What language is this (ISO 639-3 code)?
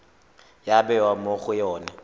tsn